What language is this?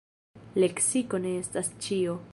Esperanto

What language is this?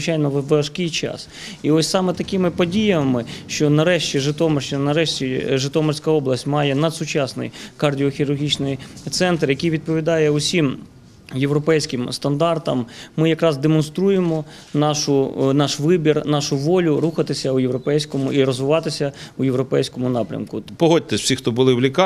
Ukrainian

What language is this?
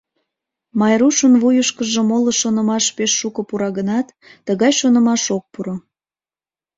Mari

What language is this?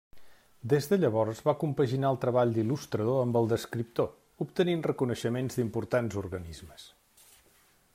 Catalan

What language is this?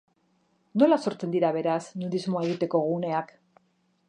Basque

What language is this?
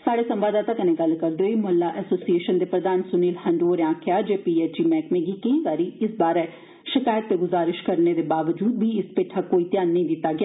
Dogri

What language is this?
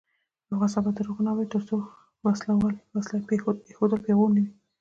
Pashto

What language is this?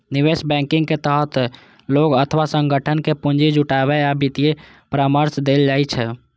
Maithili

